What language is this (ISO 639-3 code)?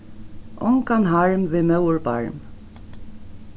fao